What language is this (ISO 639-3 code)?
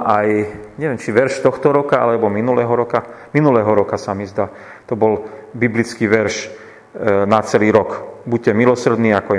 slk